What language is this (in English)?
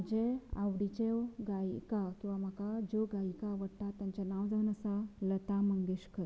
Konkani